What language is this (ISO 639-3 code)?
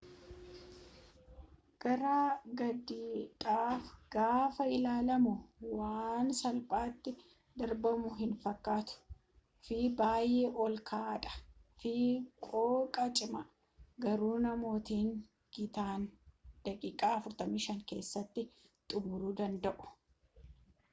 orm